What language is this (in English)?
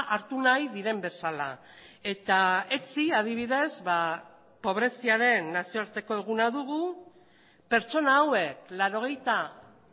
Basque